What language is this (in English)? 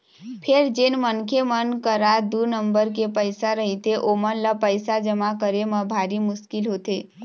Chhattisgarhi